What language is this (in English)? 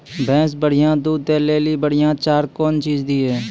Maithili